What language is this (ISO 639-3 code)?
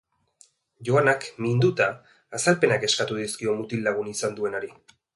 eus